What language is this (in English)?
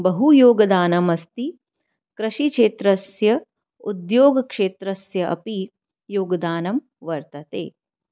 Sanskrit